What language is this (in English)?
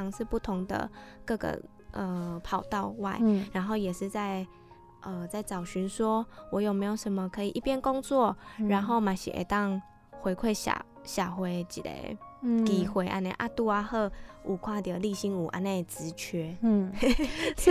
Chinese